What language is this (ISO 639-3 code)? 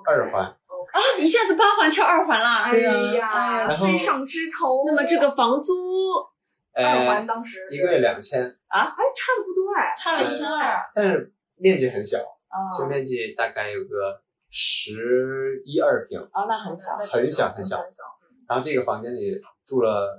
zho